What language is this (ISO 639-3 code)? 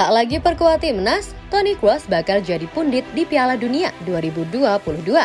ind